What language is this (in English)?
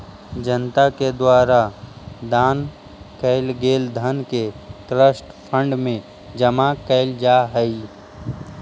Magahi